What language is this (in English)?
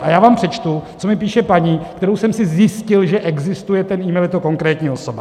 Czech